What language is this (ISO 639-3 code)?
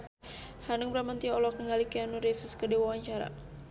sun